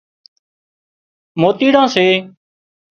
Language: Wadiyara Koli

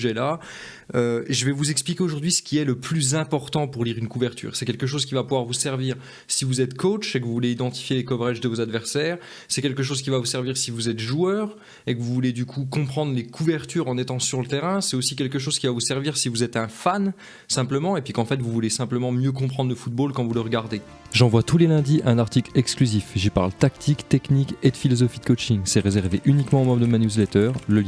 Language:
French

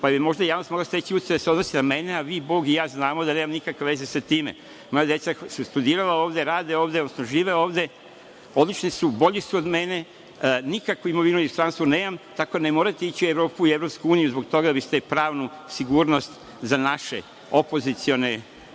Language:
Serbian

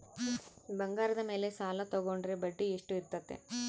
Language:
Kannada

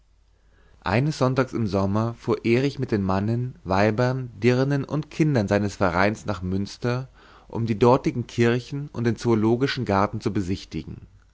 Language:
German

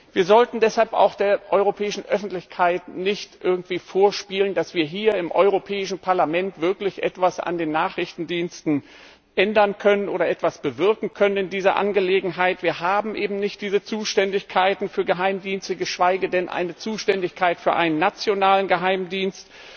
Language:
German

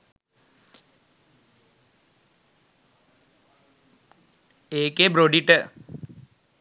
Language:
Sinhala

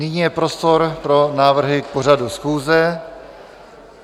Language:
Czech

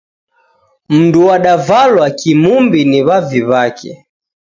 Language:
Taita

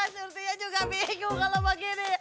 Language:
Indonesian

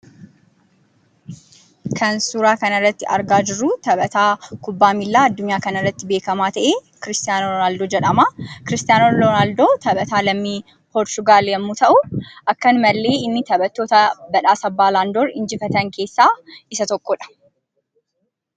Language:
Oromo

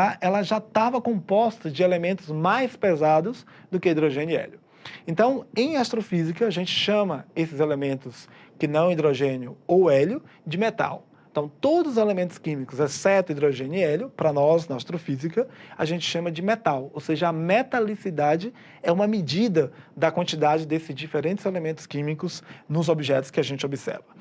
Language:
Portuguese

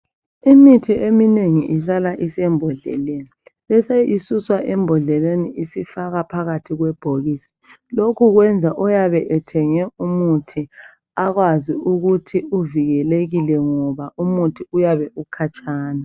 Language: North Ndebele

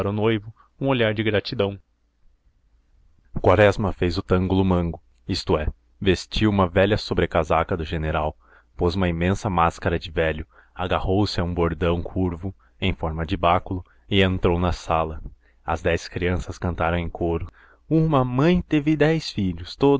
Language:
Portuguese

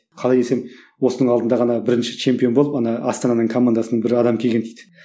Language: Kazakh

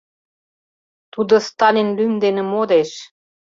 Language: Mari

